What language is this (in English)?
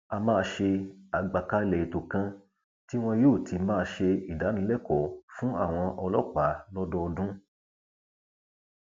Yoruba